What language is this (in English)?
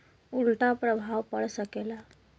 Bhojpuri